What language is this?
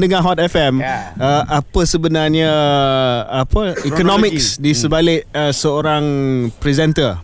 Malay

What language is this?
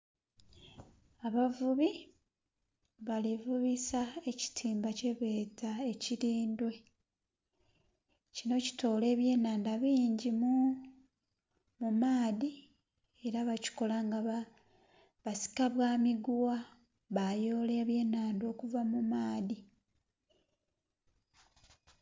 Soga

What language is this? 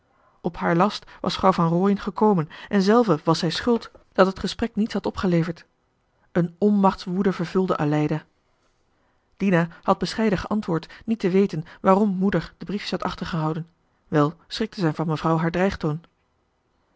Dutch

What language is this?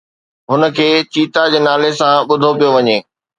Sindhi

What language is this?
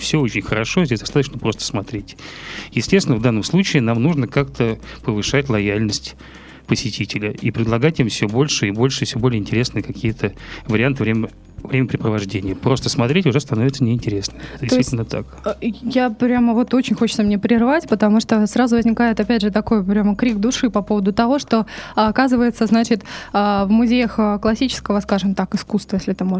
Russian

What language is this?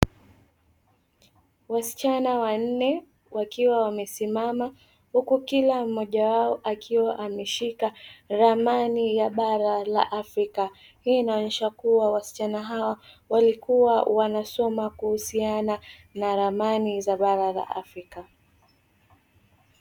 Swahili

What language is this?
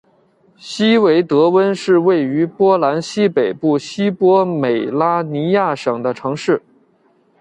Chinese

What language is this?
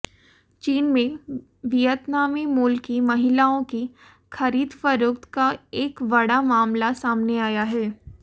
Hindi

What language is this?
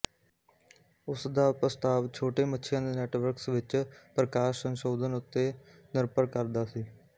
Punjabi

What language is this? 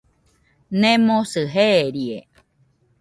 Nüpode Huitoto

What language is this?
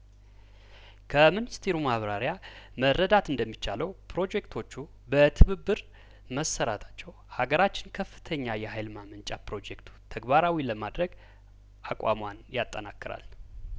Amharic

